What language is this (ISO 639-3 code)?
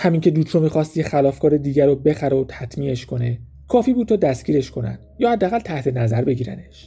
fas